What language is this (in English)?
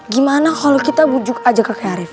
Indonesian